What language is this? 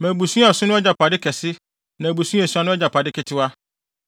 Akan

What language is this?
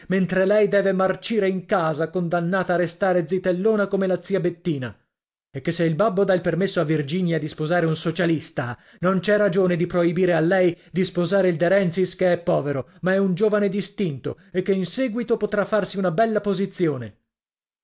Italian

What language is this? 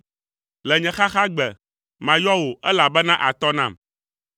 Ewe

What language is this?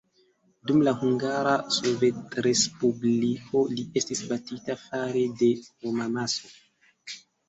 Esperanto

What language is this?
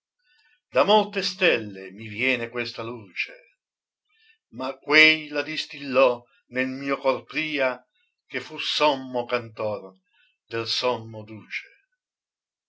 Italian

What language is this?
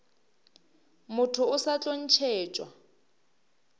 Northern Sotho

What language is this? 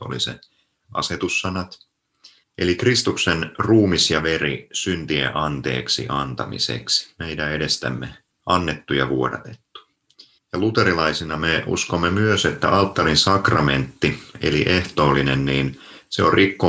Finnish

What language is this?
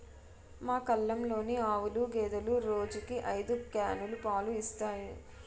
Telugu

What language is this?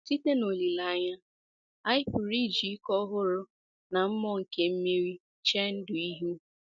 Igbo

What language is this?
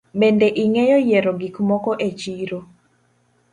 Luo (Kenya and Tanzania)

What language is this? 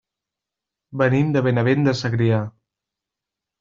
Catalan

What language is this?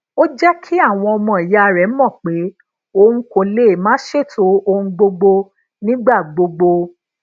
Yoruba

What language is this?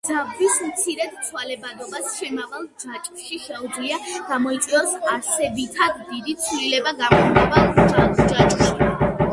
Georgian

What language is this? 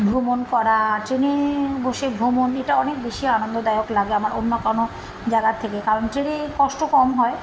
Bangla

